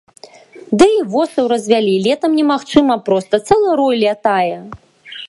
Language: Belarusian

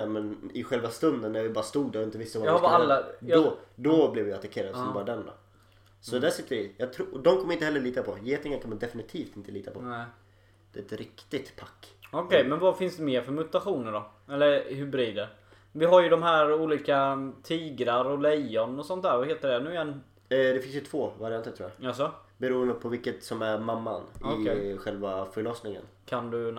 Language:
Swedish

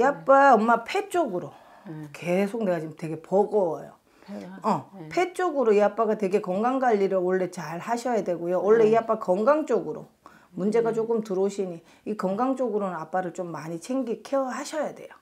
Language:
Korean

